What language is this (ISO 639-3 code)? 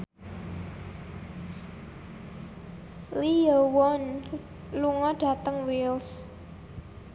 jav